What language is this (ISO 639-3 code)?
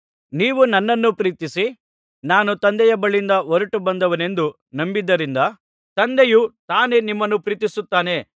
kan